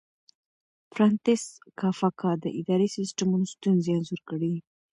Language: Pashto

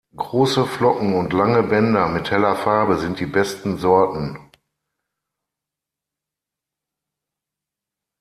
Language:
German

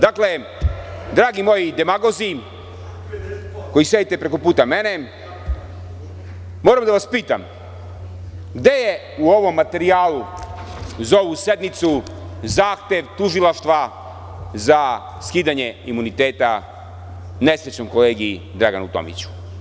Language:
Serbian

